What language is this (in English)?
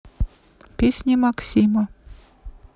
Russian